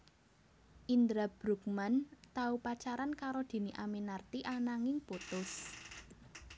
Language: Javanese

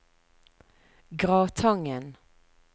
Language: Norwegian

